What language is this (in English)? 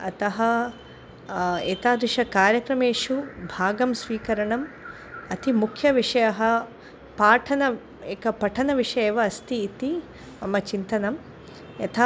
Sanskrit